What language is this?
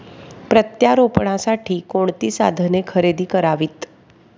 Marathi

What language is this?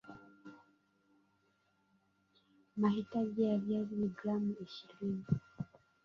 Swahili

